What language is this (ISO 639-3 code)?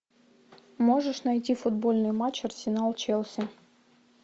rus